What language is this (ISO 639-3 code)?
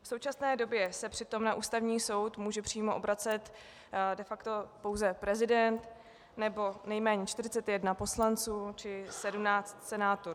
ces